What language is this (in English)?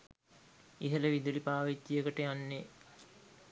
Sinhala